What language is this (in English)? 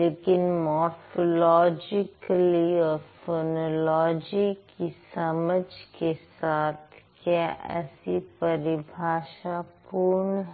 Hindi